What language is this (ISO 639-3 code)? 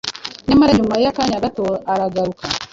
kin